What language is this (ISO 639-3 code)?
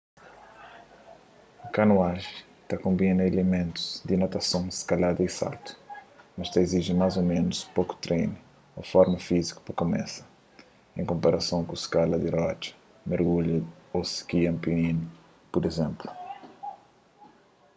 kea